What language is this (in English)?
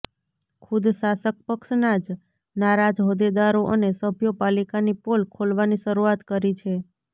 Gujarati